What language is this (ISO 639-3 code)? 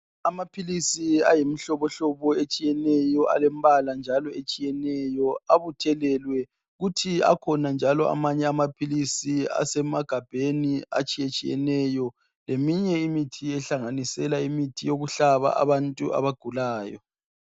nde